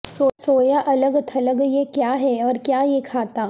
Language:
Urdu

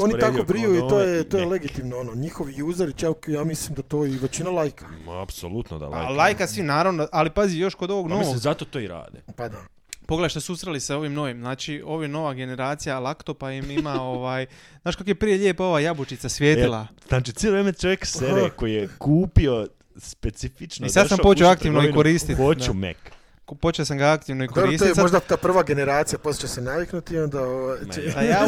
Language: Croatian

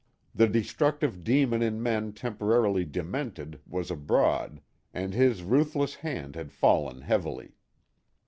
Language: English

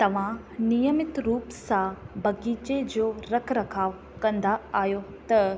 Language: Sindhi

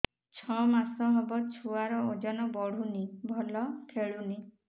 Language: Odia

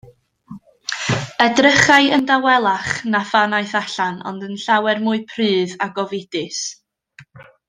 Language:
Welsh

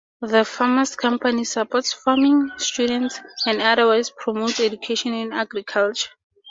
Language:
English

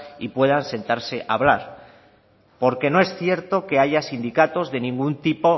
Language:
Spanish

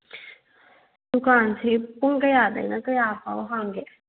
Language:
Manipuri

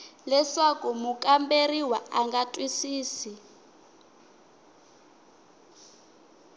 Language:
Tsonga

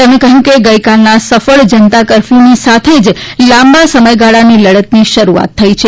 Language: Gujarati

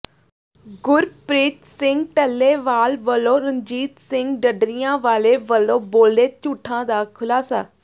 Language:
Punjabi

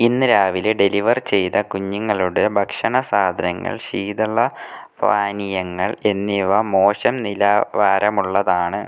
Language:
Malayalam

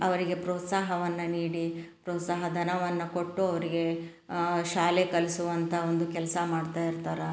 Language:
Kannada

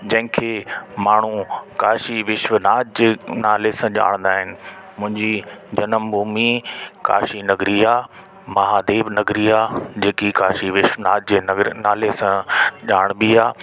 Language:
Sindhi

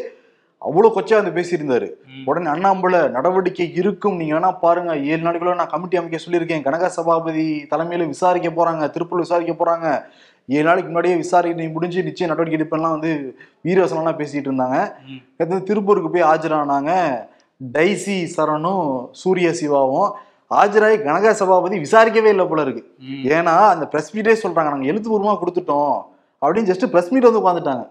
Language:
Tamil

